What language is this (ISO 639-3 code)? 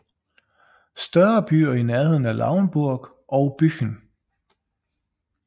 dan